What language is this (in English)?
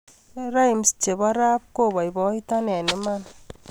Kalenjin